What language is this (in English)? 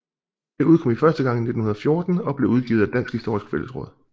Danish